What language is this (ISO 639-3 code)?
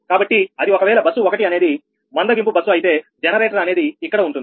tel